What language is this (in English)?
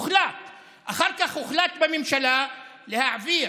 Hebrew